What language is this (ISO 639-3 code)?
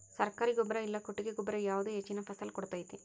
kan